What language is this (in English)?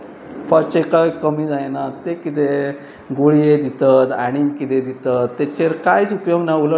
Konkani